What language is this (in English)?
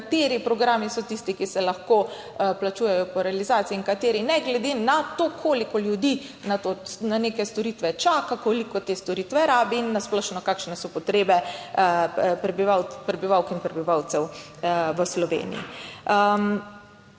Slovenian